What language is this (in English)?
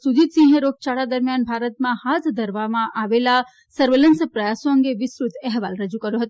Gujarati